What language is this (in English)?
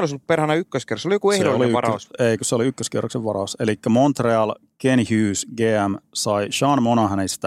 Finnish